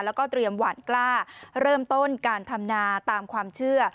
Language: Thai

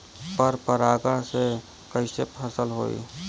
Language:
Bhojpuri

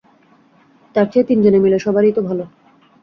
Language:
Bangla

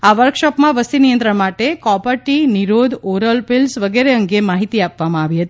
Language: Gujarati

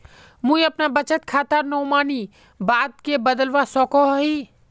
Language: Magahi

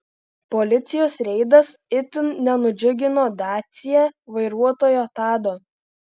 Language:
Lithuanian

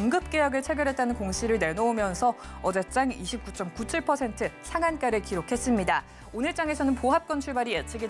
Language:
Korean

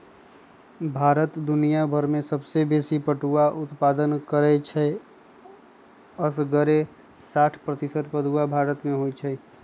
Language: Magahi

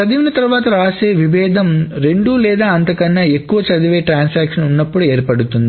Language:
Telugu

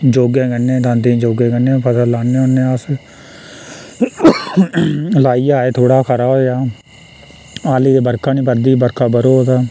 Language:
Dogri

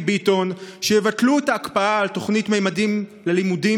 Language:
Hebrew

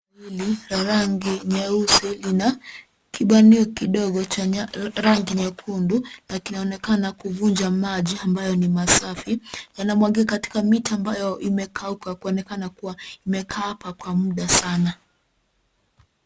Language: Swahili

